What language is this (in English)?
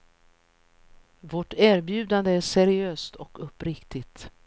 Swedish